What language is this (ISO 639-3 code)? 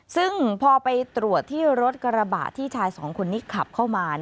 tha